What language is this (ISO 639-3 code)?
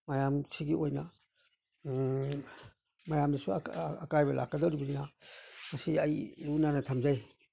mni